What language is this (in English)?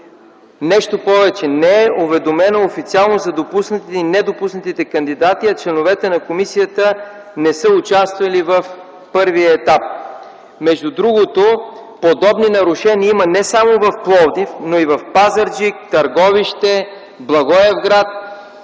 Bulgarian